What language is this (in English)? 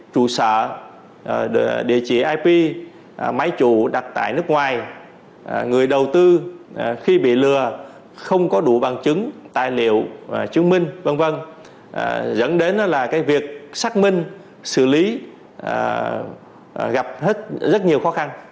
Vietnamese